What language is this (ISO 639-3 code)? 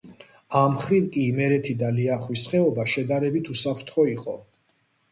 kat